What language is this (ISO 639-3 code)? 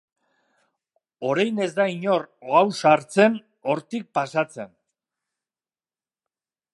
eus